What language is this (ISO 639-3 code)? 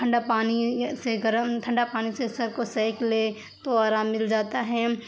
urd